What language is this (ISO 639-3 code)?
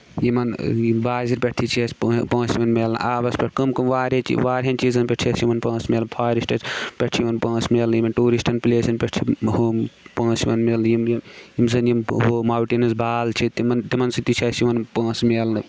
kas